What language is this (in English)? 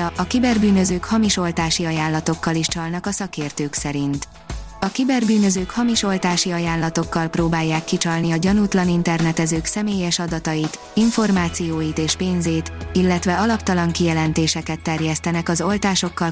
Hungarian